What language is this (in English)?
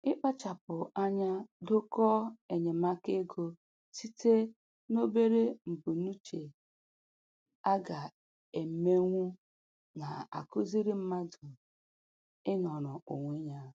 Igbo